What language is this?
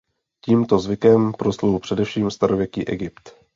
Czech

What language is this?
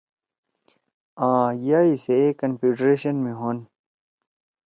Torwali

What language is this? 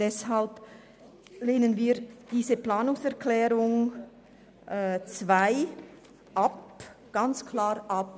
Swiss German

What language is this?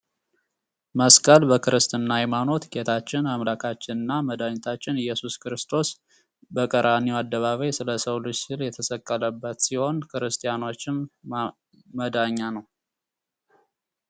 Amharic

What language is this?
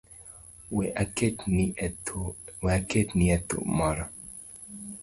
Luo (Kenya and Tanzania)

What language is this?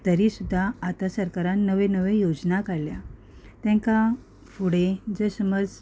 Konkani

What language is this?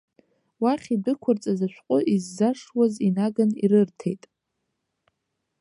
Abkhazian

